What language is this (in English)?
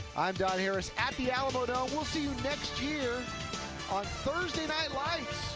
English